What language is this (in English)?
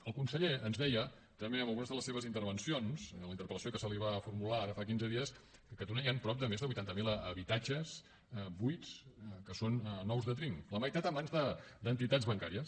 Catalan